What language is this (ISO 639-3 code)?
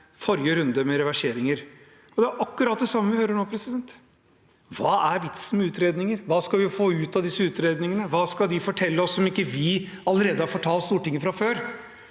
nor